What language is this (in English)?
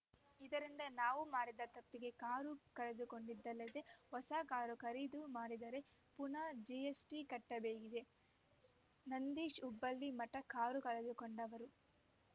Kannada